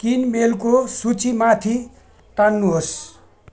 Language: Nepali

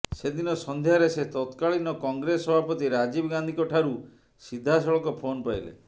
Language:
Odia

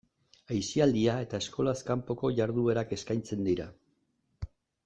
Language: Basque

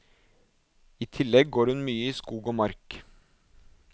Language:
Norwegian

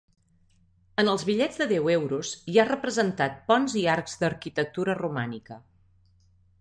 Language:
Catalan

